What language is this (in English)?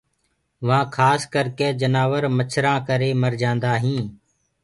Gurgula